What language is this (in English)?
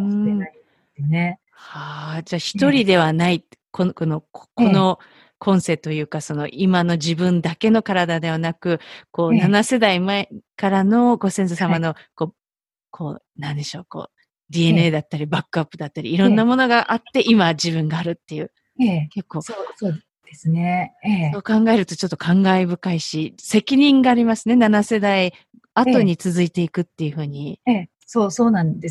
Japanese